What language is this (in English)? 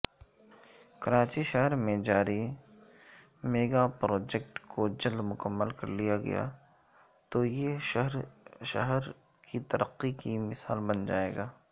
Urdu